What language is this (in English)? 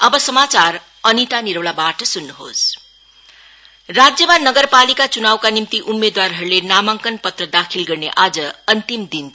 Nepali